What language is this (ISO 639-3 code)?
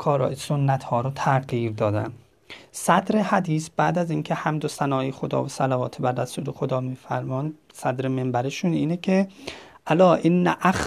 fas